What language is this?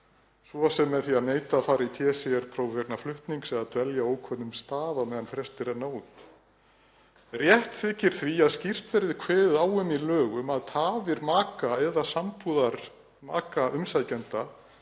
Icelandic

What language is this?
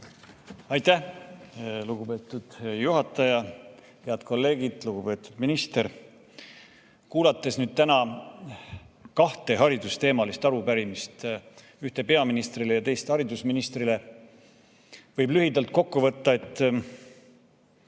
Estonian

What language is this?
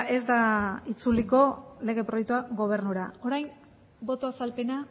Basque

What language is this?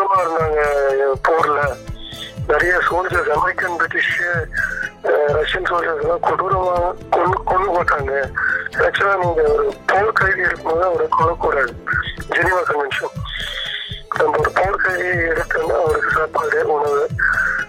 Tamil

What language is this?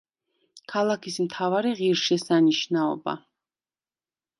Georgian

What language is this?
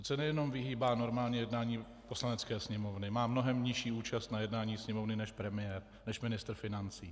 Czech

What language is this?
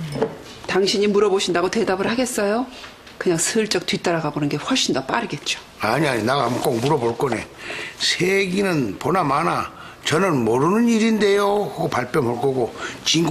Korean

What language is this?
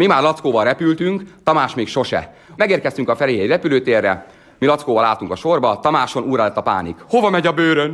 Hungarian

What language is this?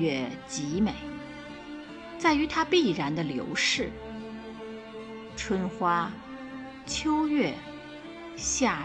Chinese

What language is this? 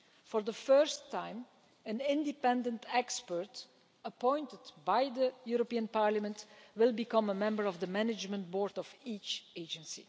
English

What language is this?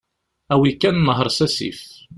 Kabyle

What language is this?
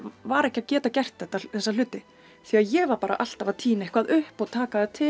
Icelandic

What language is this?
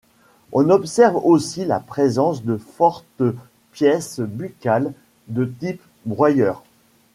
French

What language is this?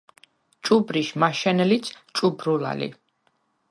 Svan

